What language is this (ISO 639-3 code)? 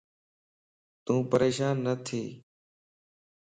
lss